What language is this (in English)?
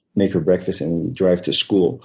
English